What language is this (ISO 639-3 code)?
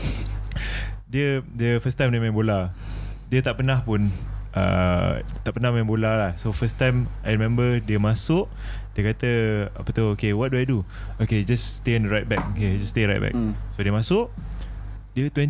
msa